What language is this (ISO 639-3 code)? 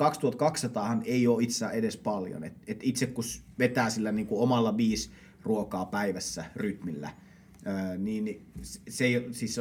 fin